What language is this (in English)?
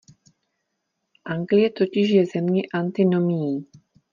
Czech